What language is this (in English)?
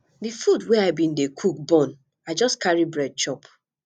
Nigerian Pidgin